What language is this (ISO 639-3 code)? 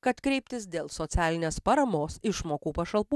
lit